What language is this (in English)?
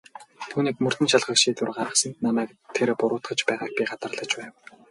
Mongolian